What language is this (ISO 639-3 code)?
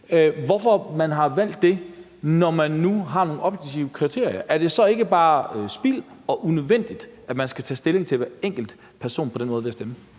dan